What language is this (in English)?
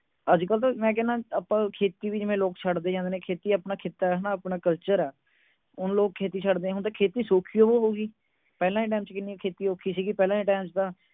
Punjabi